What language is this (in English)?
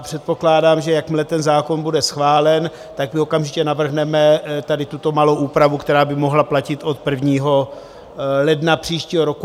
Czech